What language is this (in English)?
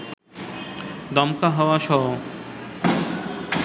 Bangla